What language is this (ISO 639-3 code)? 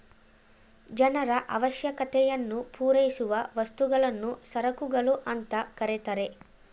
kan